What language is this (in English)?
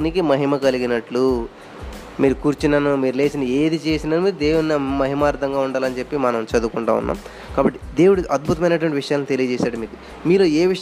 Telugu